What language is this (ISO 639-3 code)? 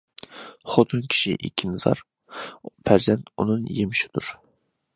uig